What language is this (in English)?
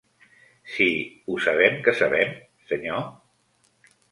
Catalan